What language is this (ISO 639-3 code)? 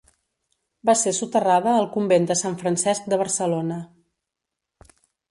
cat